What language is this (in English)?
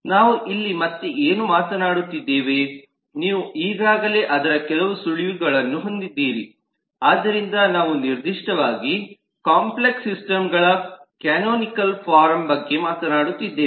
Kannada